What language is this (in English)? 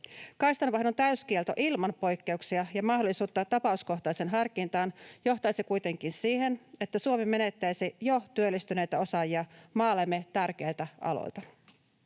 Finnish